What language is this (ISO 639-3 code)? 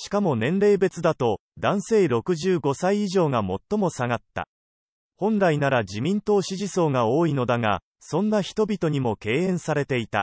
jpn